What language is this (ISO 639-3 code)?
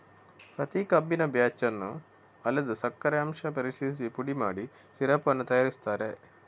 kan